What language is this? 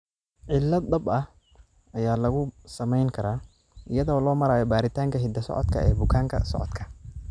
Somali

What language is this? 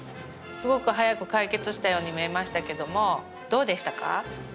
Japanese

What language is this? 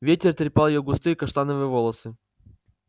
Russian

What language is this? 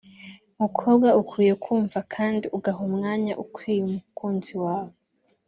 Kinyarwanda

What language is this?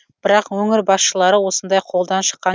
Kazakh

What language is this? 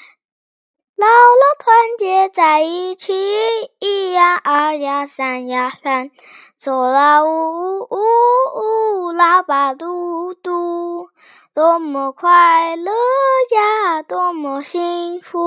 Chinese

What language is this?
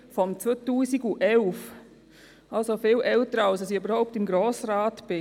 Swiss German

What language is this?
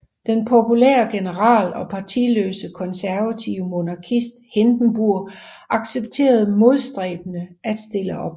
Danish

